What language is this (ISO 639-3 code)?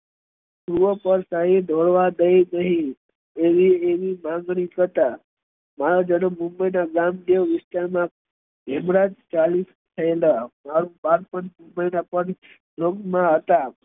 guj